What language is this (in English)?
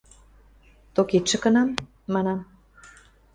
Western Mari